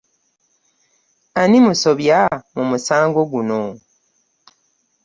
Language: Ganda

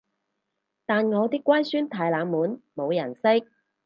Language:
Cantonese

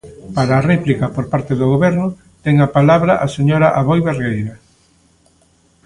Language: Galician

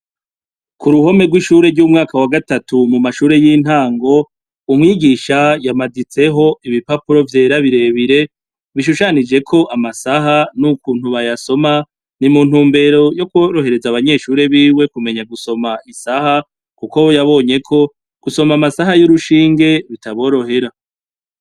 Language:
Rundi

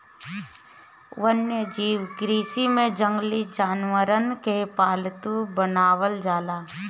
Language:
Bhojpuri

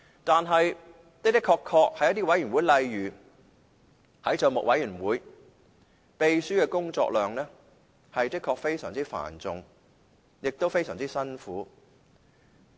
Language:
Cantonese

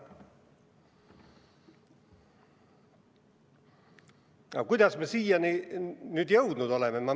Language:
Estonian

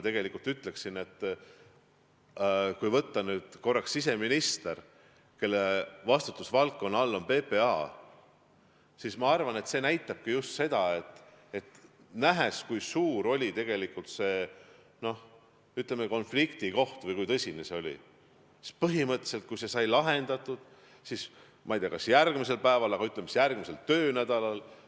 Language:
Estonian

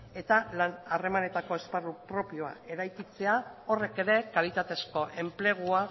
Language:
Basque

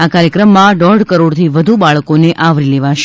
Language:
Gujarati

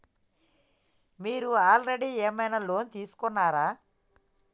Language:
Telugu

